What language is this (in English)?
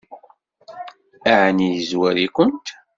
Kabyle